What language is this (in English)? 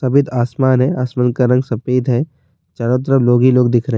Urdu